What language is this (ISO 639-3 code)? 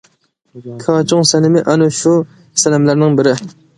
uig